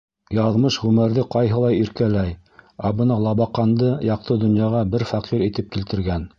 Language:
Bashkir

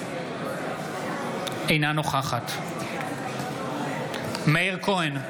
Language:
Hebrew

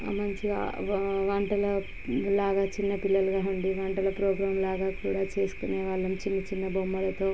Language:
Telugu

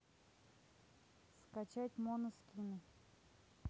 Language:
Russian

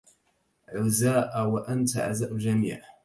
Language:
Arabic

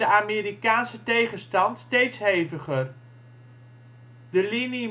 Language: Dutch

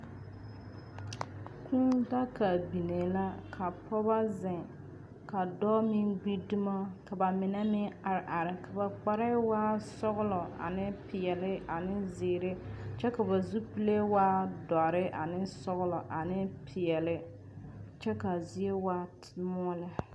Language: Southern Dagaare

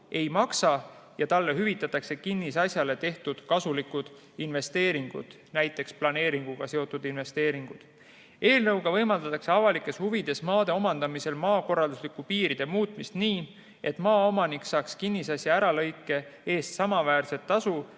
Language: Estonian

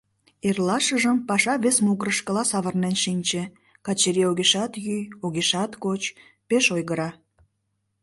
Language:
Mari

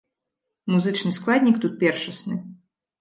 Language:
Belarusian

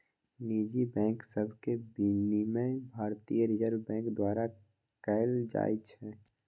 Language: Magahi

